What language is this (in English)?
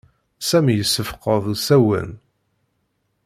Kabyle